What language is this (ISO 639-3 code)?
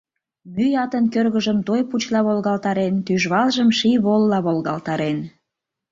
chm